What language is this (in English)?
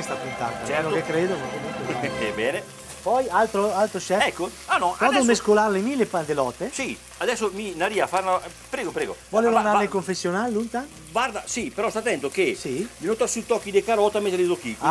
Italian